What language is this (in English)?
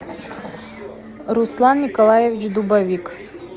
Russian